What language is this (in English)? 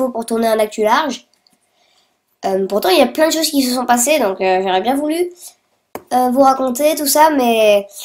French